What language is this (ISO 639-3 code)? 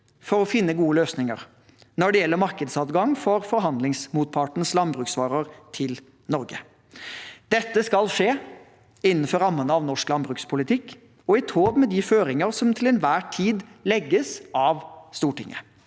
nor